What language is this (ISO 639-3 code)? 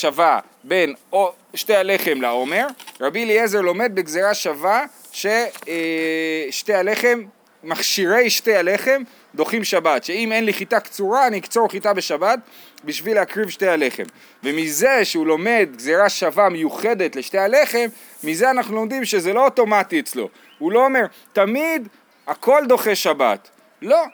heb